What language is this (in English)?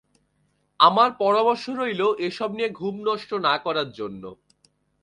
Bangla